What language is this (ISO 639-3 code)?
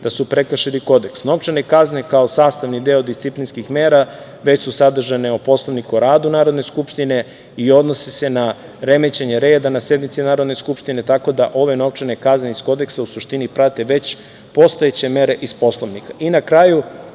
srp